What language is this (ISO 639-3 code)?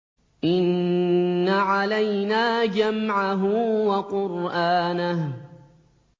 ara